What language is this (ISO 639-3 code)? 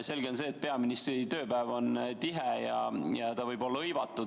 est